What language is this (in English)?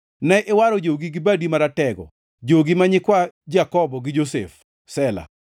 Luo (Kenya and Tanzania)